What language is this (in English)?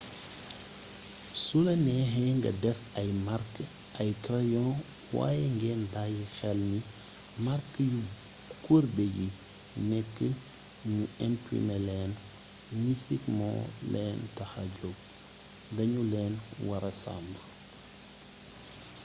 Wolof